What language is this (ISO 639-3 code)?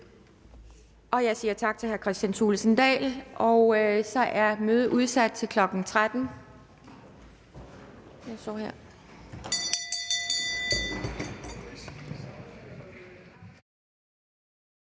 dan